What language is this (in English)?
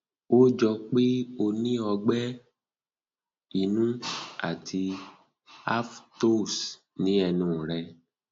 Yoruba